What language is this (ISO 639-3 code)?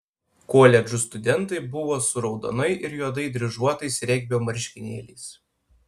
lit